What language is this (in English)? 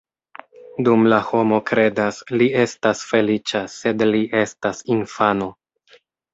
Esperanto